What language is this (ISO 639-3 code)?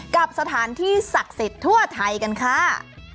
tha